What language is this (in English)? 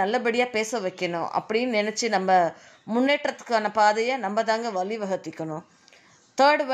Tamil